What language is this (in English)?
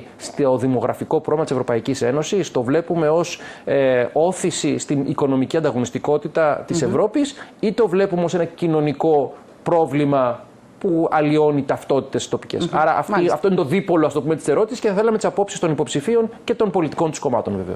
Greek